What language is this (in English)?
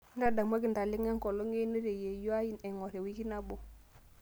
Masai